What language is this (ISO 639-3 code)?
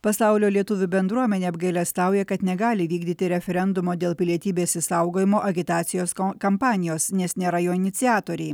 lit